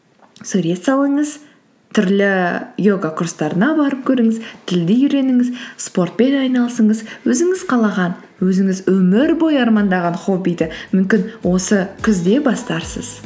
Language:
Kazakh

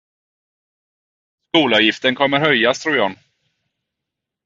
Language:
Swedish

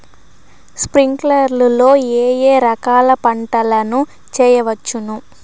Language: Telugu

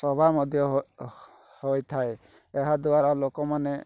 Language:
Odia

